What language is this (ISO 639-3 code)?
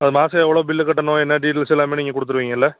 tam